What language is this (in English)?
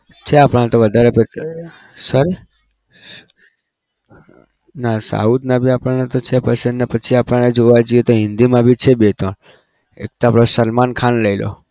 Gujarati